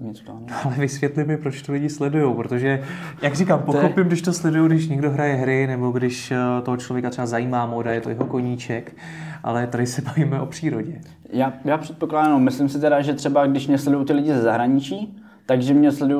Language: Czech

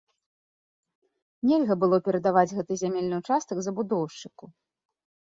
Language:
Belarusian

